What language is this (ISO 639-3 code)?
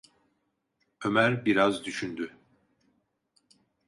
tur